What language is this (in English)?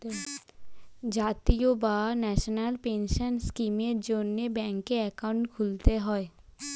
Bangla